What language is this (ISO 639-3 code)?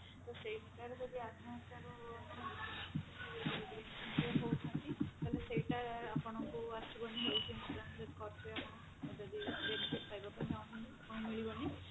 ori